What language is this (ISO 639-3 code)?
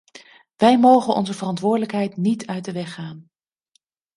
nld